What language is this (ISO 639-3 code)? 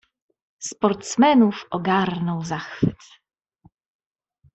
pol